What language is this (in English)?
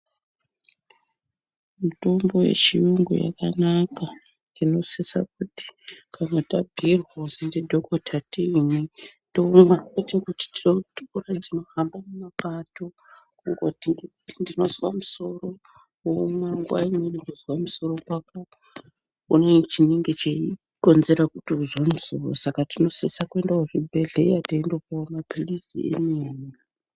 Ndau